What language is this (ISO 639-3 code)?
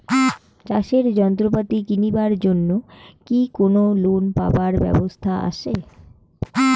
ben